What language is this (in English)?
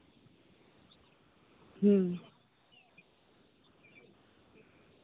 Santali